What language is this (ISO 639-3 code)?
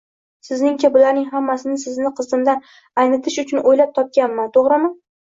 uzb